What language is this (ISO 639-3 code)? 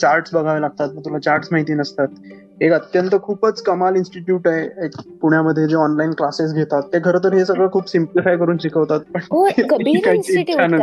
mar